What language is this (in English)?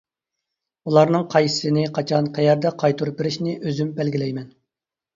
Uyghur